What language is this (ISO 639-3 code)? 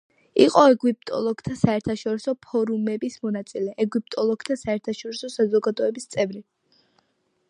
kat